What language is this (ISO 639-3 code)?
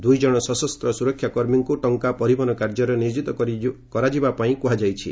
ori